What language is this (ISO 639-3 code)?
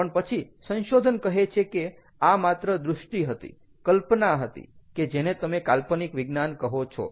guj